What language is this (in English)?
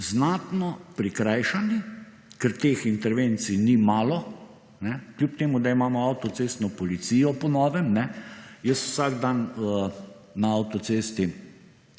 Slovenian